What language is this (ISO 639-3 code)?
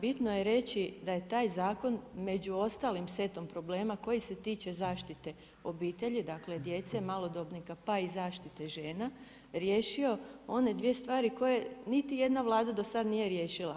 hrv